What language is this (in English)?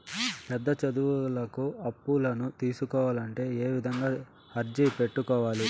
Telugu